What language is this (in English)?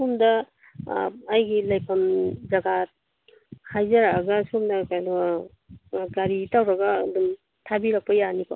Manipuri